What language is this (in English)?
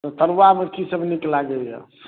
Maithili